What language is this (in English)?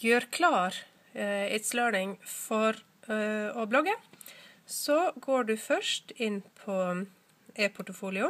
Norwegian